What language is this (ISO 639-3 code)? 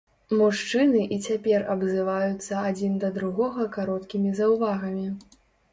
bel